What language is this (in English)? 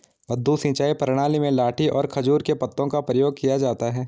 Hindi